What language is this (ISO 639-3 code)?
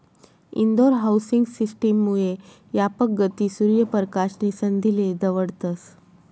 mar